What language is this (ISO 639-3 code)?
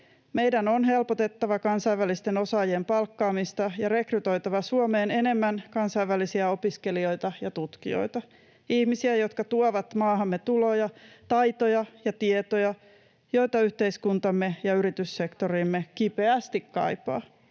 fin